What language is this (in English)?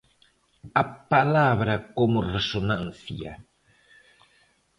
Galician